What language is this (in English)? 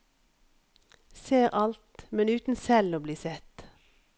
Norwegian